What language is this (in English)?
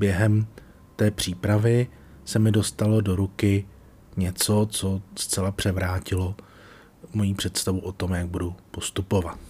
Czech